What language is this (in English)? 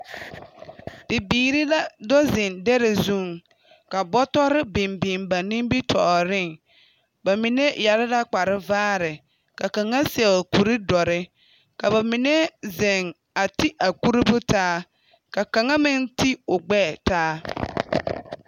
Southern Dagaare